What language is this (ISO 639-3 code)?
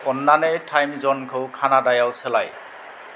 brx